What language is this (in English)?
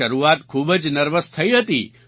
Gujarati